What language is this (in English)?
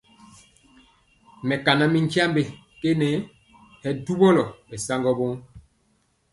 Mpiemo